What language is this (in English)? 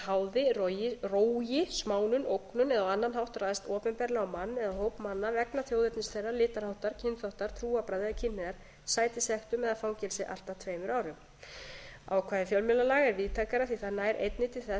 Icelandic